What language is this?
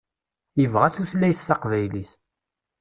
Kabyle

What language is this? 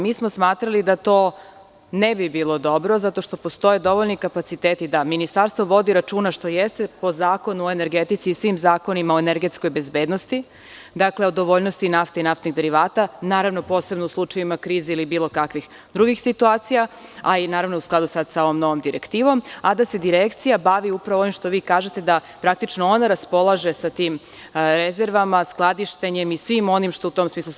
Serbian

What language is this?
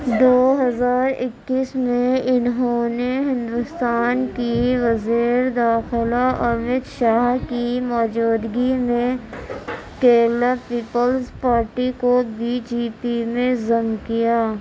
Urdu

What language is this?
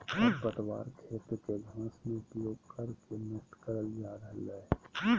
Magahi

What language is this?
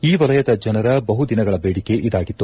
Kannada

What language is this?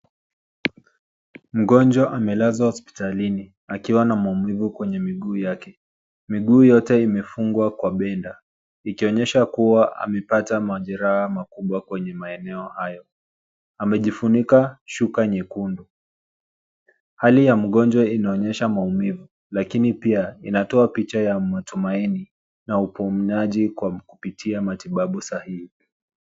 Swahili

